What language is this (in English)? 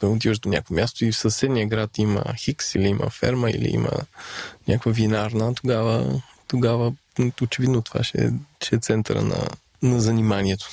Bulgarian